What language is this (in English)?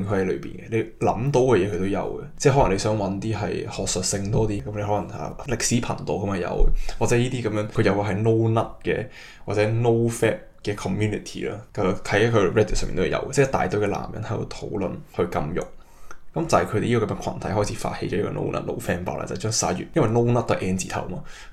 Chinese